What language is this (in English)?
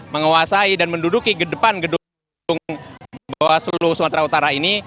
Indonesian